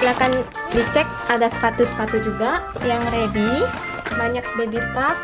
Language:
Indonesian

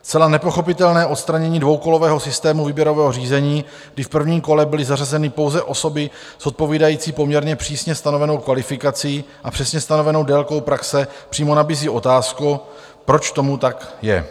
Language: Czech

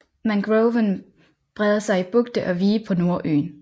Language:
Danish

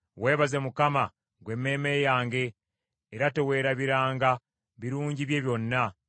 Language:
Ganda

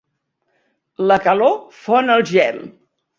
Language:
Catalan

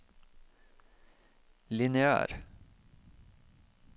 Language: Norwegian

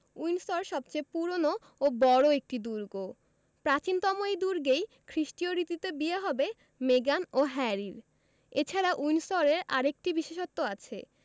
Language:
Bangla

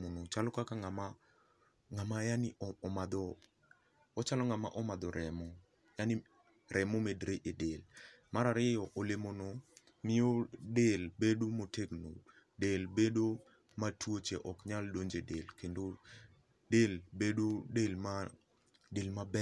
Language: Luo (Kenya and Tanzania)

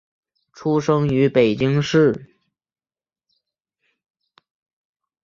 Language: Chinese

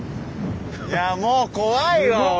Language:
Japanese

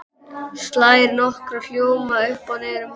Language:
Icelandic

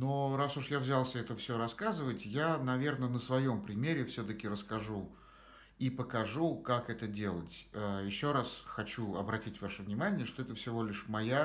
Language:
Russian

